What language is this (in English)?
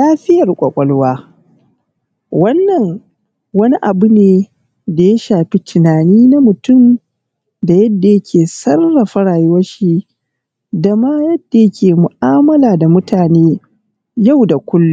Hausa